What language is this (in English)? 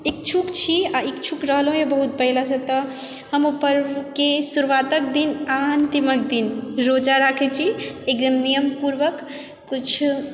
Maithili